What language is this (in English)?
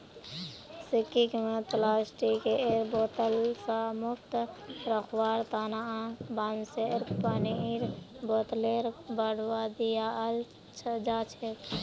Magahi